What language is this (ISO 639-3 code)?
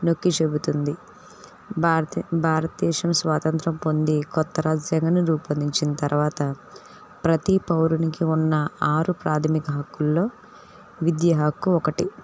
tel